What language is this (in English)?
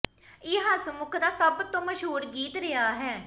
Punjabi